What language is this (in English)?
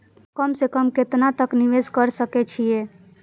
Maithili